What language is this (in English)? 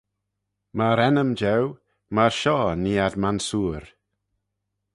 Manx